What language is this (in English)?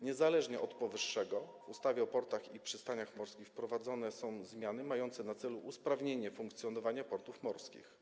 Polish